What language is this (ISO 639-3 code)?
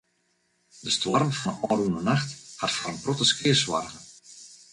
fry